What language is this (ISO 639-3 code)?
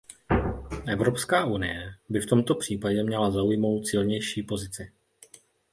ces